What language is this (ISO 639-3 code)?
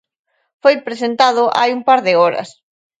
glg